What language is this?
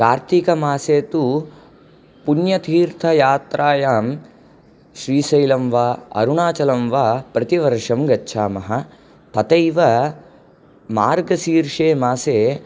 Sanskrit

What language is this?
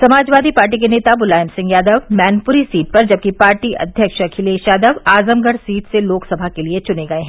Hindi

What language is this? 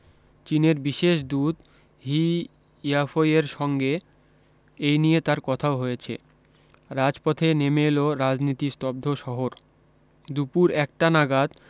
Bangla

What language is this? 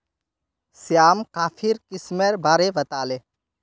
Magahi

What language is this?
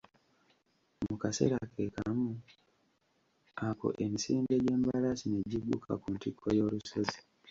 Ganda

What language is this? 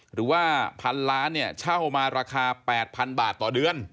Thai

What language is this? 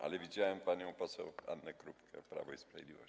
Polish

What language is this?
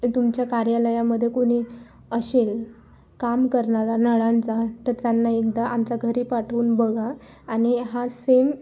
Marathi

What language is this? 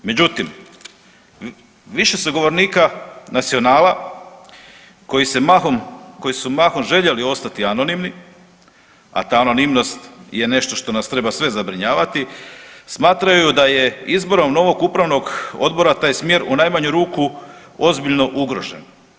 Croatian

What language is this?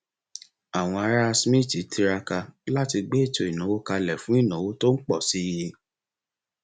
Yoruba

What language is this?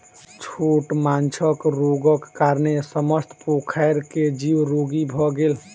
Maithili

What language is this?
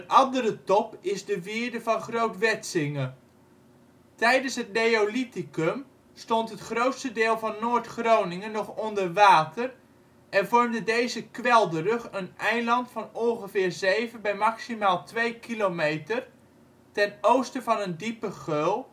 Dutch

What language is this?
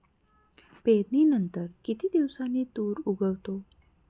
Marathi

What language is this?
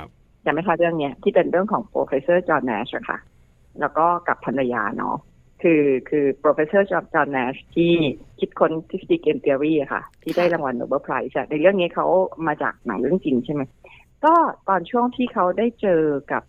Thai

